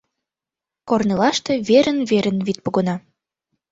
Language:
Mari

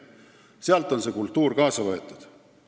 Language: Estonian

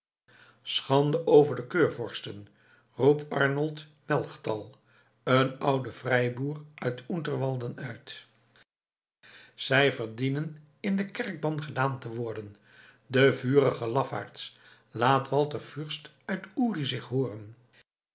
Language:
Dutch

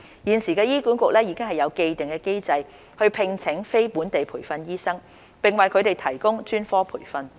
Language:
Cantonese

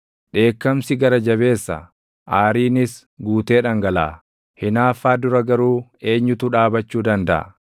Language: Oromo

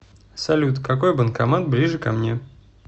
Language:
Russian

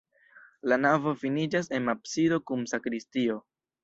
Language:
Esperanto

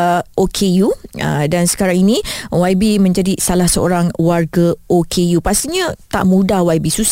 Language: Malay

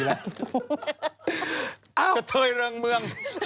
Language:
Thai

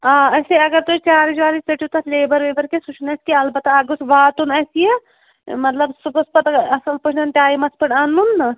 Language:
Kashmiri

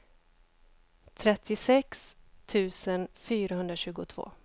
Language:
Swedish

